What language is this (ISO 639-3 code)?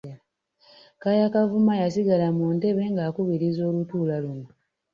lug